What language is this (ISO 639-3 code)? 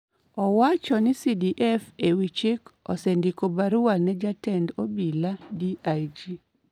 luo